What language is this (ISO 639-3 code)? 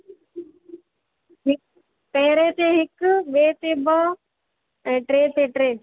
snd